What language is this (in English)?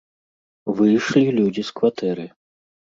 Belarusian